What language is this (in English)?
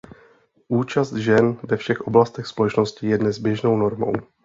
Czech